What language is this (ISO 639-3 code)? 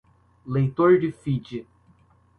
por